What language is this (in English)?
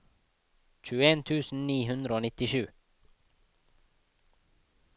Norwegian